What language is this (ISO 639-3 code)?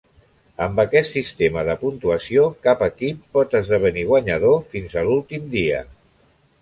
cat